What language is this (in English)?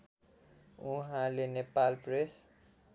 Nepali